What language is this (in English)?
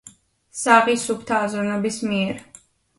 Georgian